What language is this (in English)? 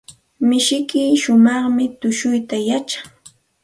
Santa Ana de Tusi Pasco Quechua